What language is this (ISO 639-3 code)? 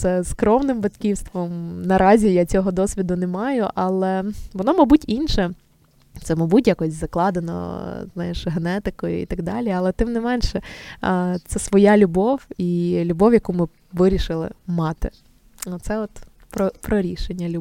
ukr